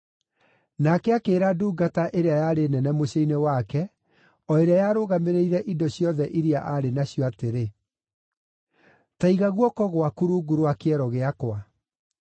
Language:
Kikuyu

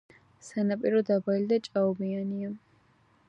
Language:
Georgian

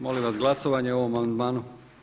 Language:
Croatian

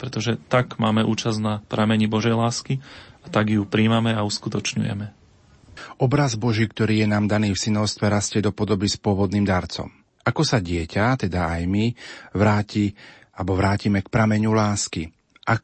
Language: Slovak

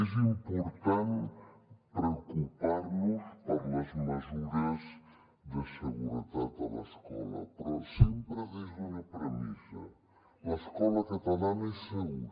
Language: Catalan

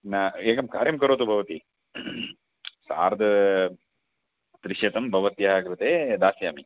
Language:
Sanskrit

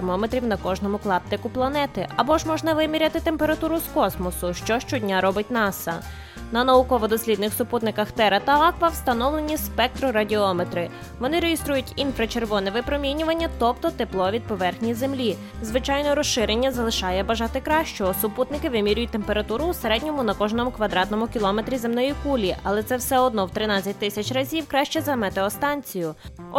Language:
Ukrainian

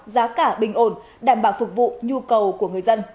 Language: Vietnamese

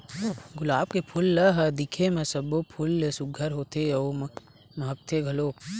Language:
Chhattisgarhi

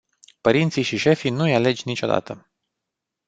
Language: Romanian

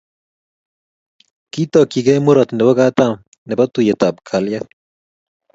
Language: Kalenjin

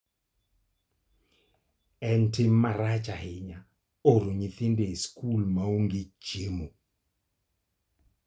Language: Luo (Kenya and Tanzania)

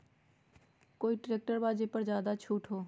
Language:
Magahi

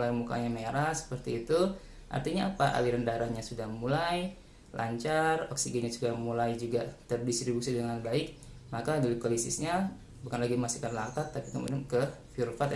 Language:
Indonesian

